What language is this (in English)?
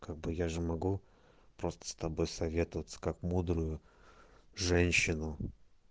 Russian